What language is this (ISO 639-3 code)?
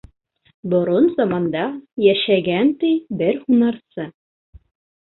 bak